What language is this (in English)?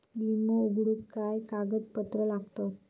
Marathi